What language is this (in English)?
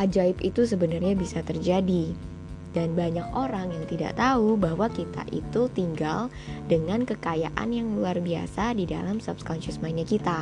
Indonesian